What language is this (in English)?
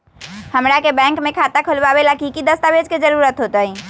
Magahi